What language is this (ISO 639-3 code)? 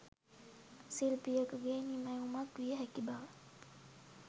sin